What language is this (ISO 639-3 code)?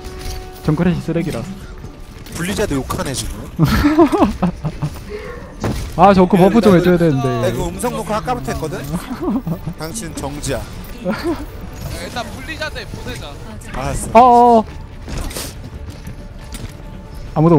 kor